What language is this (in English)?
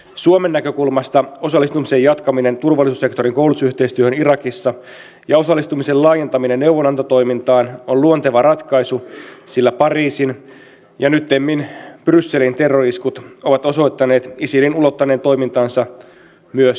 Finnish